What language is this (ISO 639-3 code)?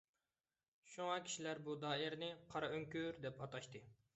uig